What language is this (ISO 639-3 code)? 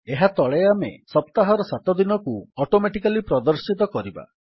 ori